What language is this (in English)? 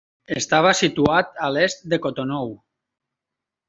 Catalan